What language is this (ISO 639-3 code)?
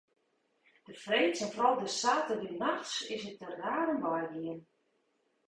fry